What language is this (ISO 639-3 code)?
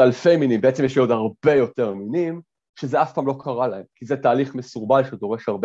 heb